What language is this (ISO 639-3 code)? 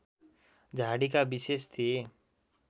nep